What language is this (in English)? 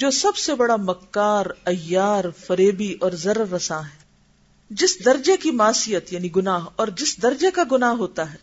Urdu